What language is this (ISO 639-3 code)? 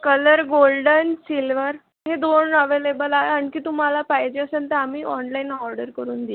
mar